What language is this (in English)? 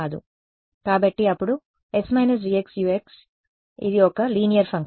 Telugu